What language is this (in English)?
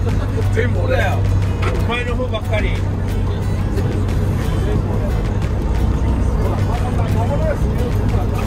Japanese